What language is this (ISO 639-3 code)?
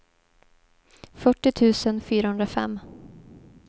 swe